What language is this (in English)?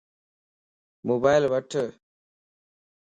Lasi